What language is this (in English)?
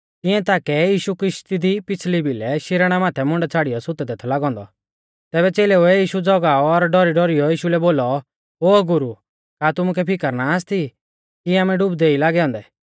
Mahasu Pahari